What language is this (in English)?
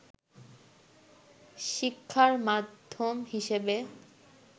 Bangla